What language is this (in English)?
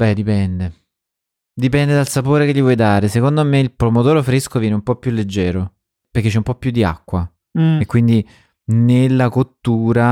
Italian